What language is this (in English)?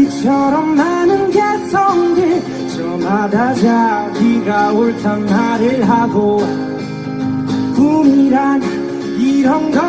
Korean